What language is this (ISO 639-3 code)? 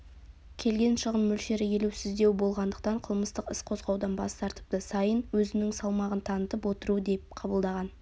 kaz